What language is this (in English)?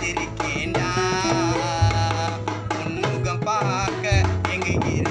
French